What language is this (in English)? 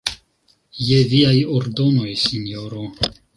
Esperanto